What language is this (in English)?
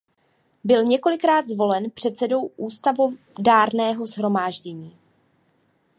Czech